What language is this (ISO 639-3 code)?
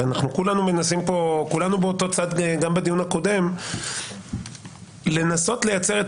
heb